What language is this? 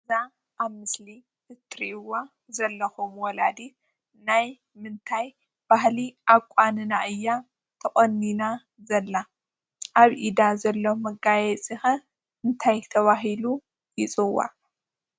Tigrinya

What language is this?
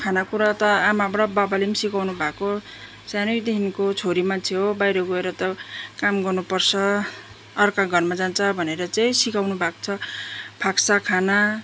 Nepali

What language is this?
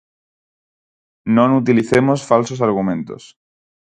Galician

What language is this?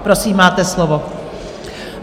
Czech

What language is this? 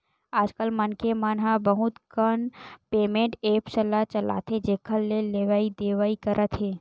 Chhattisgarhi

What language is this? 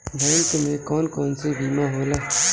Bhojpuri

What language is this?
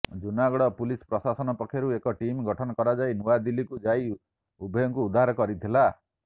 Odia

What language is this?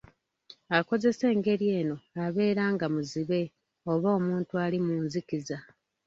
Ganda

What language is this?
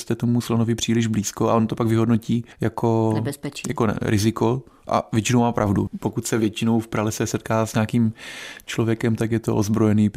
Czech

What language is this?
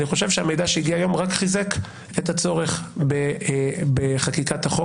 Hebrew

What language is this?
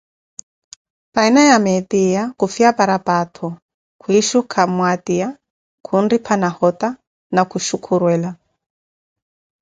Koti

